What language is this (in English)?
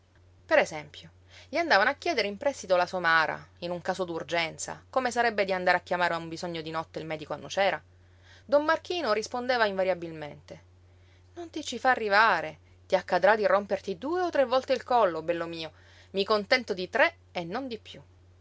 Italian